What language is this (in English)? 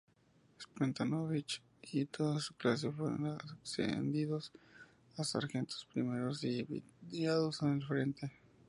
Spanish